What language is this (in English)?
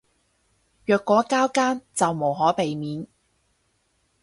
Cantonese